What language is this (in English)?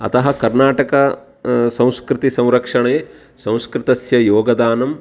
Sanskrit